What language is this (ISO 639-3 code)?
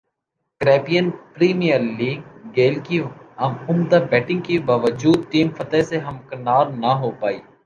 urd